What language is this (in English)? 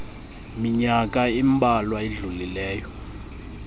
Xhosa